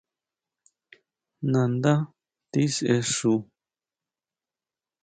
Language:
Huautla Mazatec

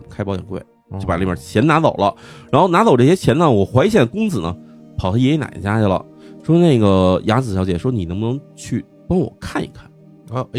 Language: Chinese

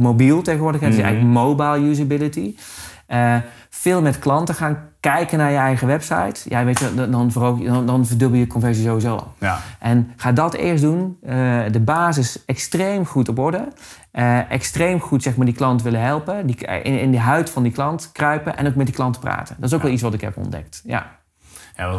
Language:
Dutch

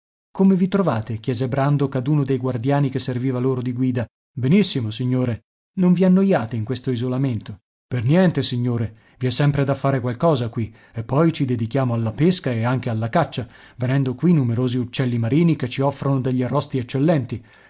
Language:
Italian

